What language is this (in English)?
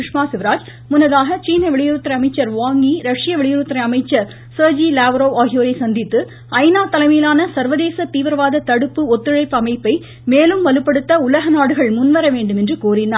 Tamil